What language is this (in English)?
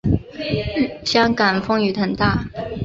Chinese